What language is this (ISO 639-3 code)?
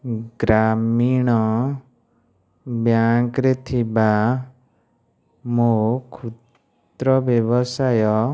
ori